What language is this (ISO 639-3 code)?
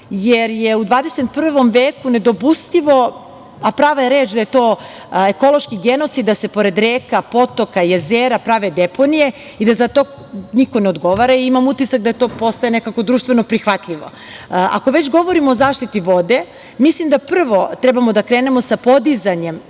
srp